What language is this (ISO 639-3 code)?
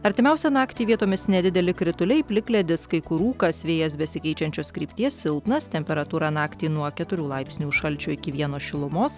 lit